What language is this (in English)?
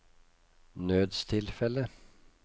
Norwegian